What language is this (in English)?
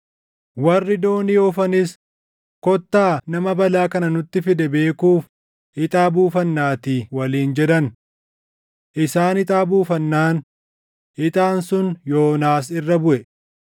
Oromo